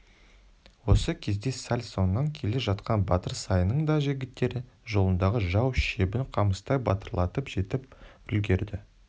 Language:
Kazakh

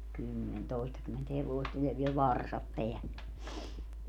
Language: Finnish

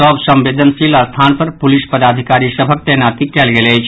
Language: Maithili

